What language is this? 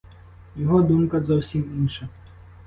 Ukrainian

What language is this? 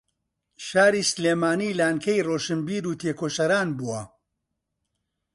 Central Kurdish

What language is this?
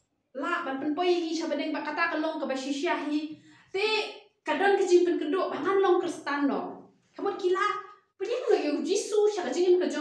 Arabic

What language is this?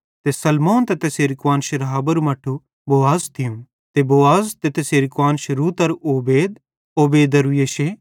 Bhadrawahi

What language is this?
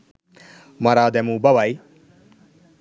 Sinhala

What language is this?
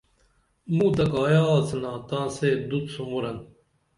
Dameli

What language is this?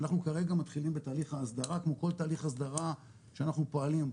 Hebrew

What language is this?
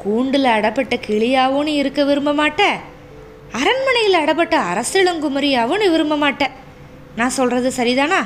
Tamil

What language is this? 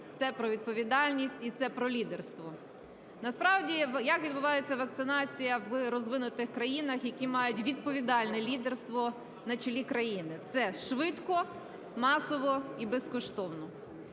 Ukrainian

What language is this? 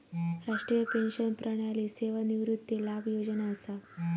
Marathi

